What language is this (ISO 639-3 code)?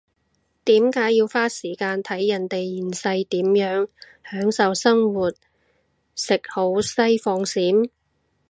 yue